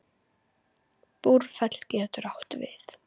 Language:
Icelandic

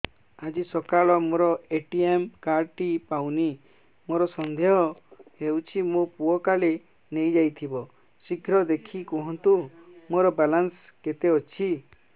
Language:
Odia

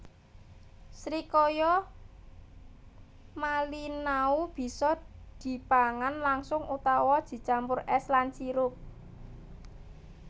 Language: Javanese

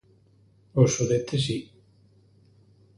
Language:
Galician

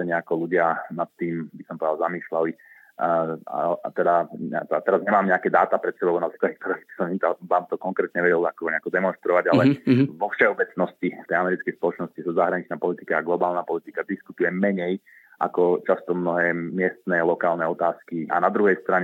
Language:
Slovak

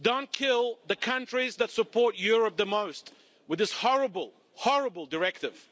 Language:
English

